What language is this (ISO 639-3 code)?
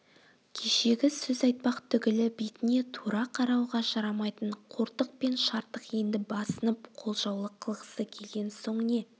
kaz